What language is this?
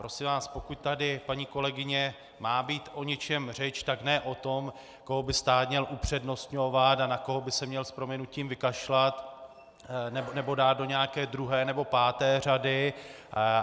Czech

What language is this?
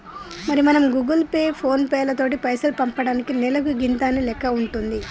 Telugu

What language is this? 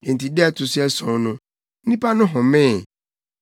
Akan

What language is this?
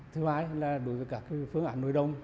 Vietnamese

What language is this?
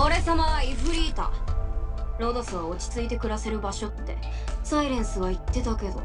Japanese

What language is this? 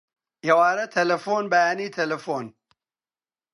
Central Kurdish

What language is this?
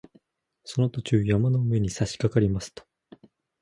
Japanese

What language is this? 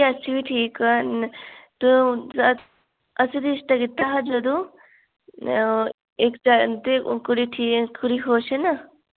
Dogri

